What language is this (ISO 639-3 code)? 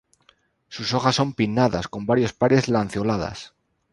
spa